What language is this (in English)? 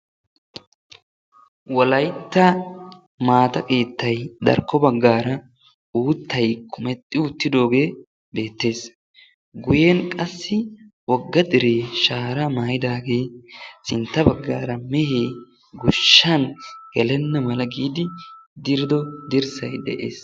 Wolaytta